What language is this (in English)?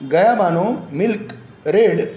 Marathi